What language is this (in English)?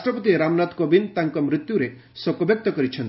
Odia